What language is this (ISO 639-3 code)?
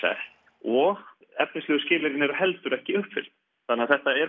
isl